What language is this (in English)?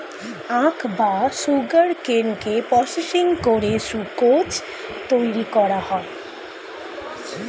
Bangla